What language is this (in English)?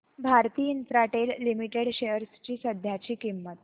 Marathi